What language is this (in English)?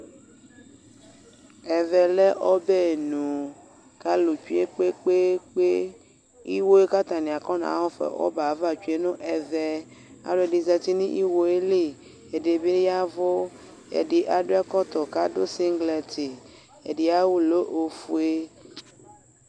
Ikposo